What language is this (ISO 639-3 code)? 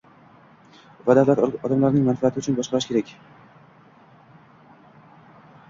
uzb